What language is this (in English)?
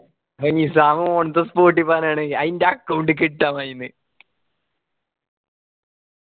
Malayalam